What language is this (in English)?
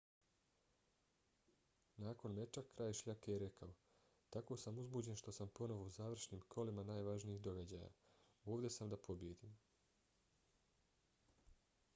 Bosnian